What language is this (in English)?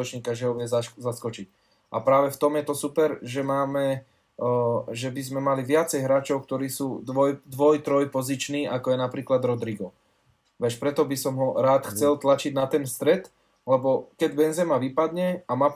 Slovak